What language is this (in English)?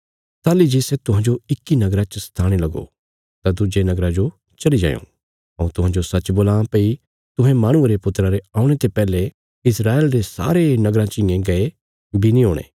Bilaspuri